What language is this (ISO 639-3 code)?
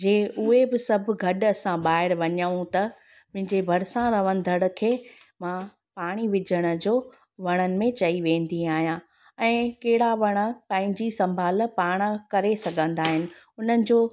snd